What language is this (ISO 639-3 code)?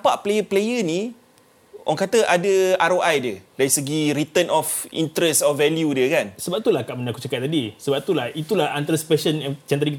msa